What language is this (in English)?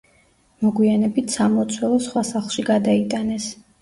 Georgian